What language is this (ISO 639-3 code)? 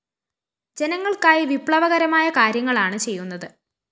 mal